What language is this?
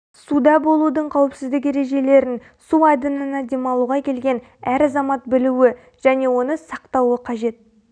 Kazakh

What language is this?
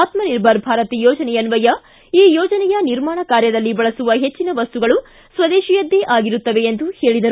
Kannada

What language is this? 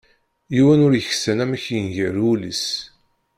Kabyle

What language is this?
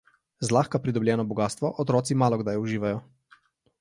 Slovenian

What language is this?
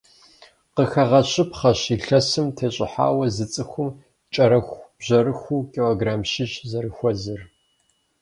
Kabardian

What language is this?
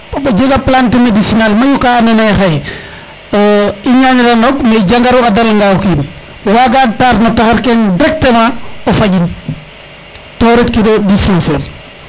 Serer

